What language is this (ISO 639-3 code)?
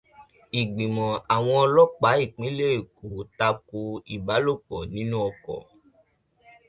yor